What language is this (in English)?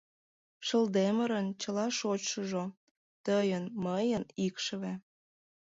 Mari